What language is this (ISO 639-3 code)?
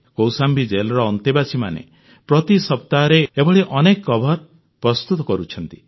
ori